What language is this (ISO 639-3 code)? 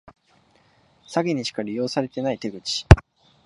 jpn